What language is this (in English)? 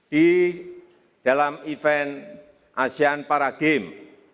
Indonesian